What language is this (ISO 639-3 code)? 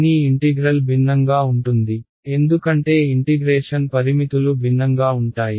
tel